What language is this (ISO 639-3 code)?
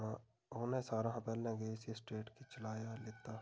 doi